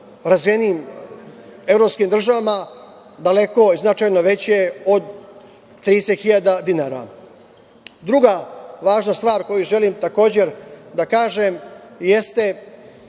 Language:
Serbian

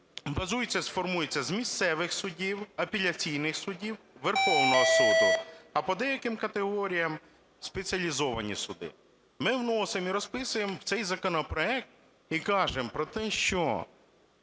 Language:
Ukrainian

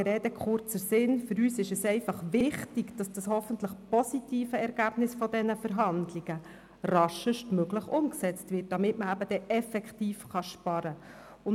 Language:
Swiss German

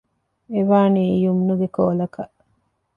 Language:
Divehi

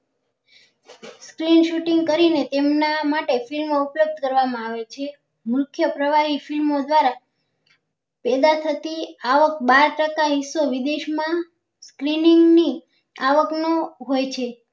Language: Gujarati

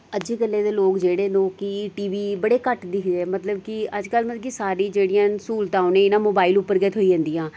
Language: Dogri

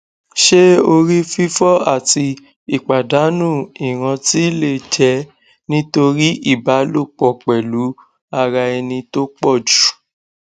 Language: Yoruba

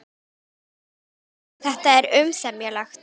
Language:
Icelandic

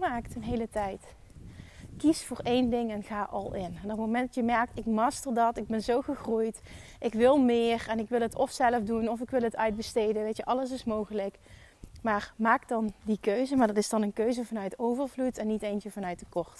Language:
Dutch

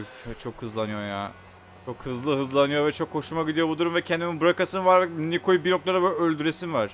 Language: Turkish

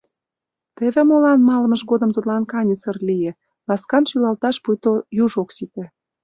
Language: Mari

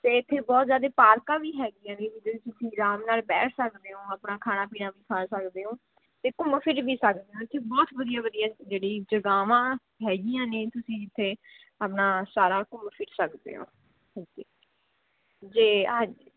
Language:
Punjabi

